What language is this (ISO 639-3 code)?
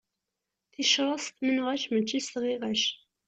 kab